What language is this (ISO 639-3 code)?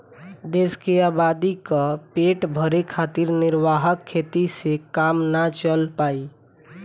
bho